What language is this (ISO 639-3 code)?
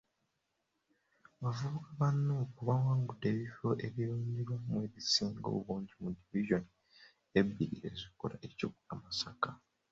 lug